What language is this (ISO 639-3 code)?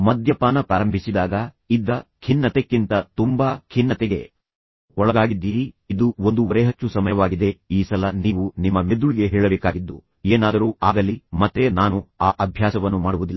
kan